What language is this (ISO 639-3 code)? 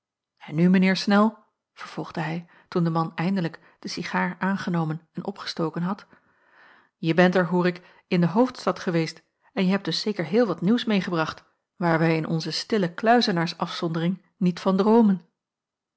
nld